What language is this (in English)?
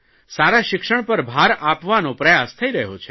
Gujarati